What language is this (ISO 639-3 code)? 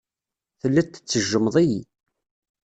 kab